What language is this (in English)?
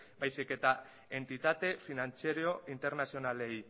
Basque